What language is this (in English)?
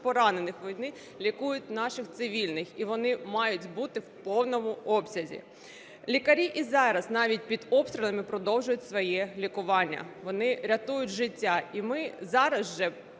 Ukrainian